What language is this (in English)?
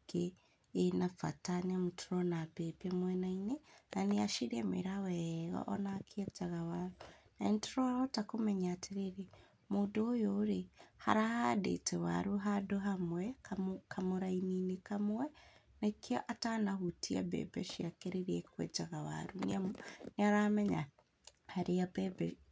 Kikuyu